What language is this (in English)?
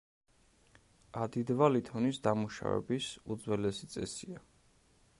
Georgian